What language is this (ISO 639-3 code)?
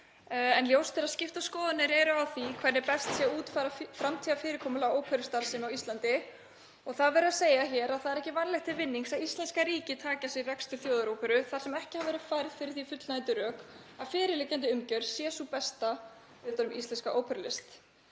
isl